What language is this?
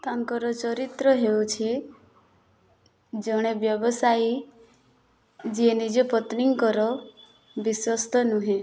Odia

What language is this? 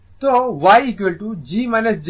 Bangla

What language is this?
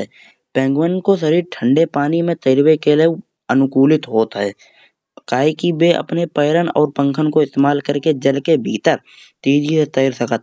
Kanauji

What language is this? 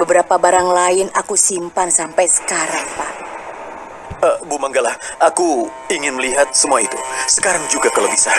Indonesian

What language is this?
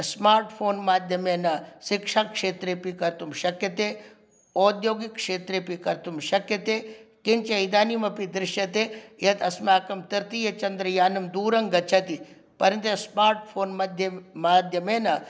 Sanskrit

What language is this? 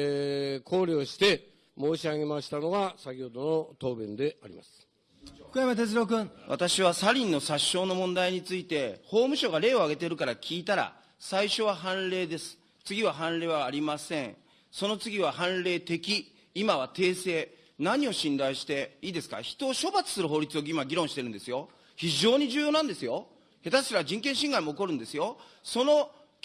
Japanese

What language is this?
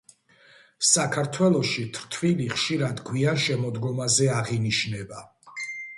Georgian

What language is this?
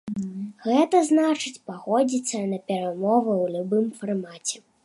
Belarusian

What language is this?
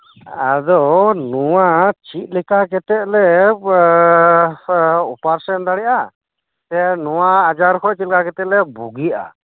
Santali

